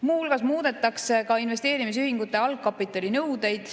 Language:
Estonian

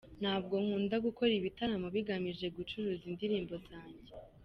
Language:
Kinyarwanda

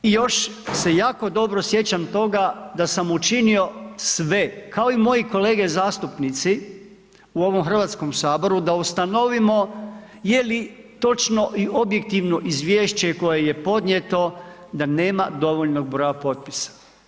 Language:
Croatian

